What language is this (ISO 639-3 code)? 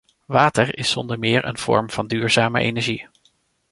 nld